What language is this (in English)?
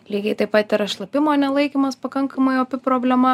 Lithuanian